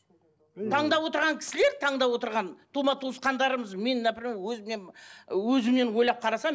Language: Kazakh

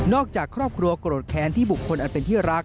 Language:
Thai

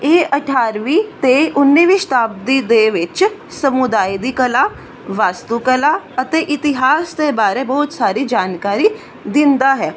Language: Punjabi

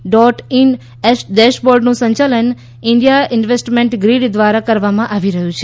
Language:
Gujarati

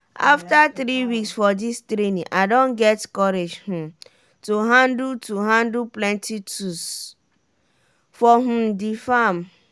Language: Nigerian Pidgin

